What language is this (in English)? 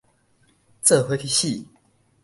Min Nan Chinese